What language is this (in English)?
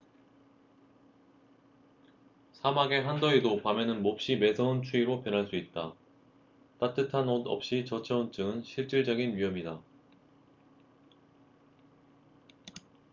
Korean